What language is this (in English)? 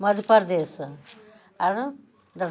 Maithili